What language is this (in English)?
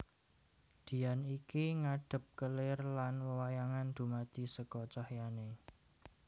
Javanese